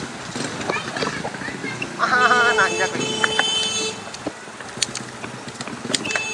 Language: Indonesian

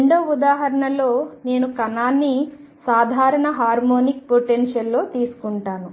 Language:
Telugu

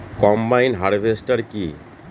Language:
Bangla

